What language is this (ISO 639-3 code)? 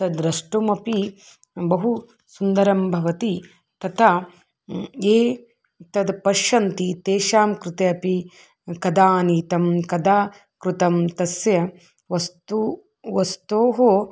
san